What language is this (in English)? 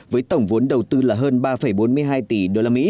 Vietnamese